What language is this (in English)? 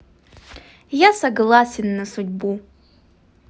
Russian